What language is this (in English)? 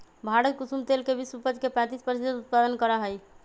Magahi